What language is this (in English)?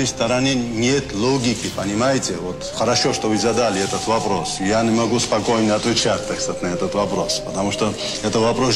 Russian